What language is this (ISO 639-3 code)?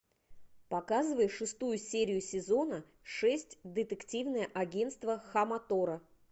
rus